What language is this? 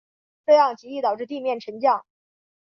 Chinese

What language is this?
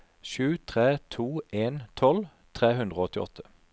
Norwegian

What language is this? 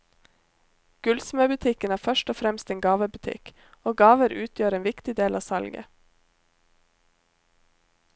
Norwegian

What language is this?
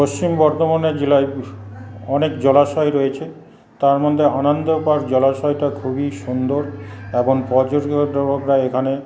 Bangla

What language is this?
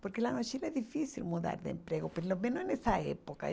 Portuguese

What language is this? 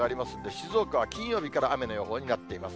Japanese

